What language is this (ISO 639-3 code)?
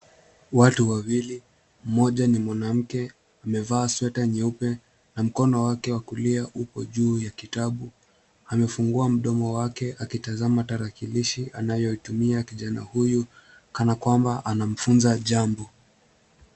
swa